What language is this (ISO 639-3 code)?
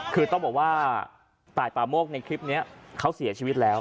tha